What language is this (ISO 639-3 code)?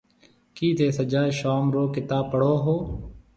mve